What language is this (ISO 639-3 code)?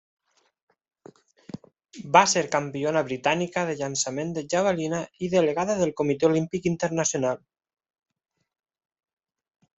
cat